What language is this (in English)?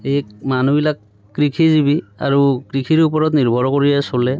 Assamese